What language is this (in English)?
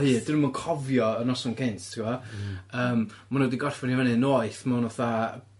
Welsh